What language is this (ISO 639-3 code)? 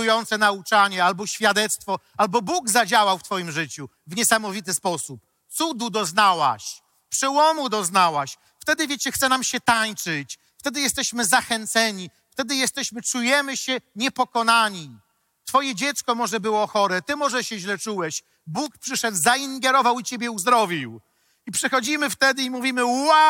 pol